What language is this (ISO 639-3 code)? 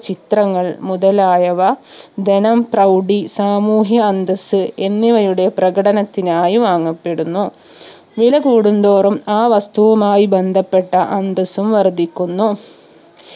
mal